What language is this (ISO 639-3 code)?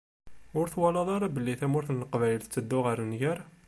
kab